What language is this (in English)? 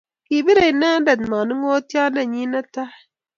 Kalenjin